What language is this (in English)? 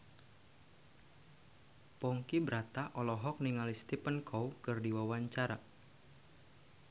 Sundanese